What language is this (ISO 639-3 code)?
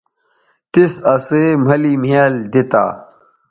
btv